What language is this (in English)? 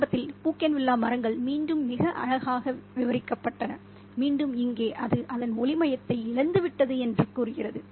Tamil